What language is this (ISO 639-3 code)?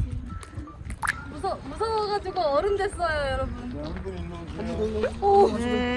kor